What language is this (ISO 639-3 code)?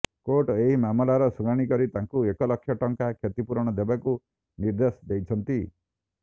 ori